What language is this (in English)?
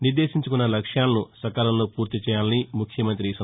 Telugu